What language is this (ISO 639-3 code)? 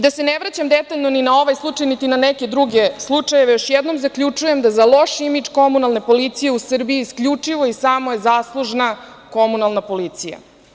srp